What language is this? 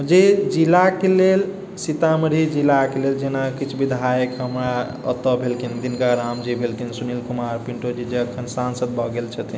Maithili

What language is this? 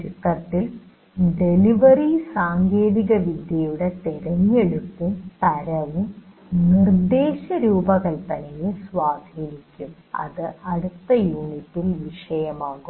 Malayalam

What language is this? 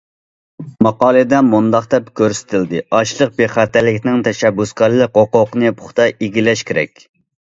Uyghur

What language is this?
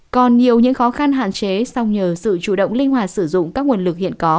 Vietnamese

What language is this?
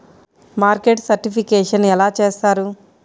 Telugu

